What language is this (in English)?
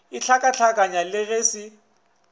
Northern Sotho